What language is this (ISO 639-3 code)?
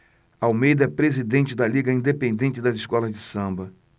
por